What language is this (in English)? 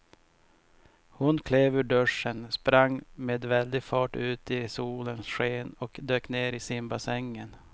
Swedish